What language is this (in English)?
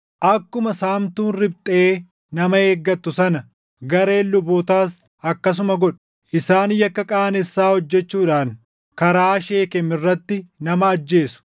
Oromo